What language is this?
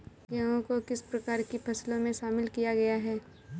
Hindi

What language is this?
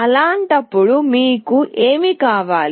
Telugu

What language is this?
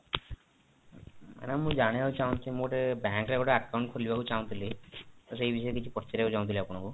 Odia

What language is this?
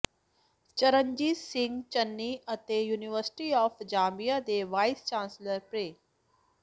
Punjabi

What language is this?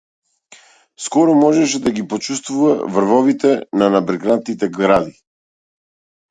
Macedonian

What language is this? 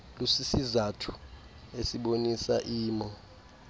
Xhosa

